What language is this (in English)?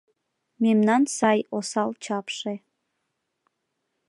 Mari